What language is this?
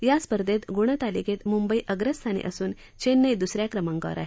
Marathi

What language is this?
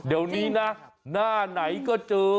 Thai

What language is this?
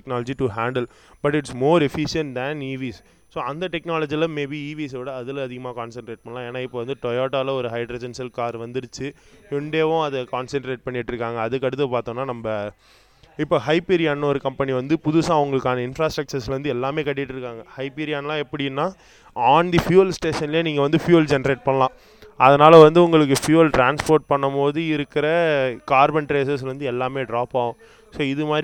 Tamil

